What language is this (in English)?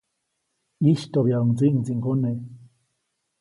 Copainalá Zoque